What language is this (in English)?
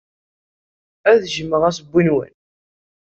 Kabyle